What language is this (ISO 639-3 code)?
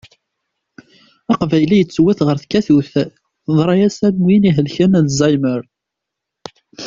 kab